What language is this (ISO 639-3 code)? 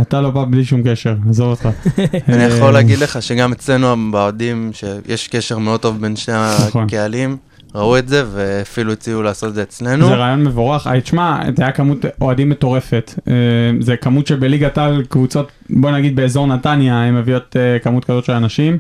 heb